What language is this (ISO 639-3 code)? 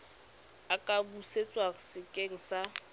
tsn